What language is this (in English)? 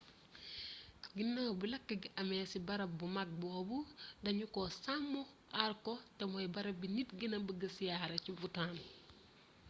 Wolof